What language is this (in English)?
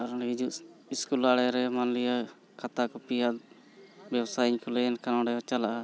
Santali